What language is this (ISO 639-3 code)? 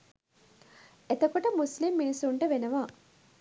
sin